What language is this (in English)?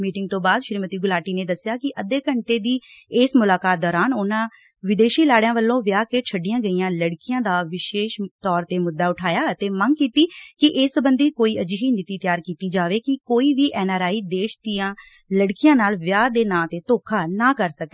Punjabi